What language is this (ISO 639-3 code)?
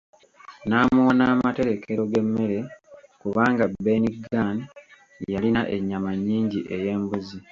lug